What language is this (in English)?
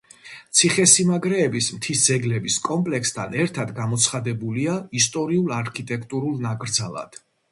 Georgian